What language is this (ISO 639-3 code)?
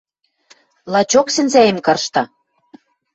mrj